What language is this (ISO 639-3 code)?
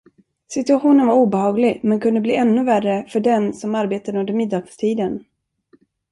swe